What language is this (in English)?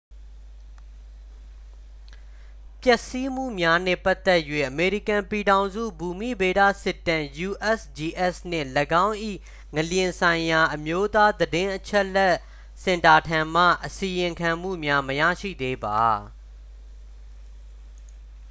Burmese